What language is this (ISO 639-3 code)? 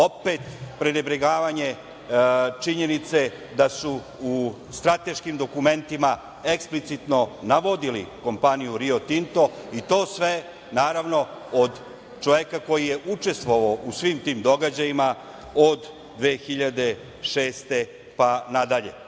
srp